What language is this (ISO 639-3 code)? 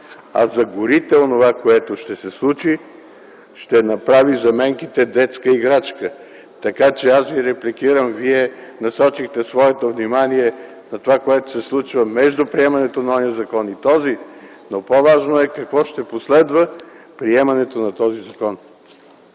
bul